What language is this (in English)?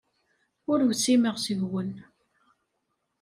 Kabyle